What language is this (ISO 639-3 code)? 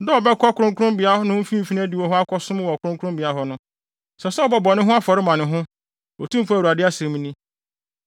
aka